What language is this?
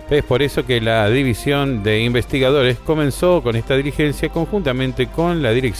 Spanish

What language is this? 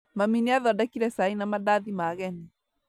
Kikuyu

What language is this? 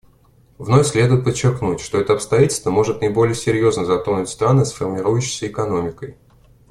Russian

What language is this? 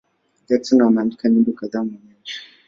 Swahili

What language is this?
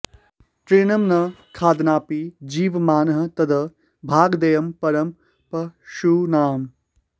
Sanskrit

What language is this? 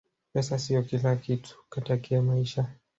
Swahili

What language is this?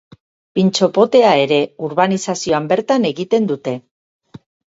Basque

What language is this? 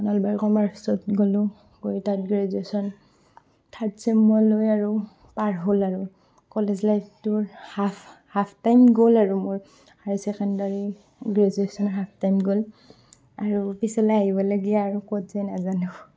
Assamese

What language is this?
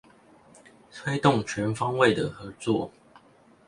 Chinese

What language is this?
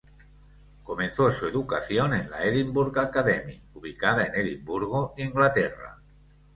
Spanish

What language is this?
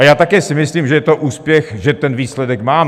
Czech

